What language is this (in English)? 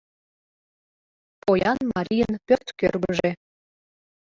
Mari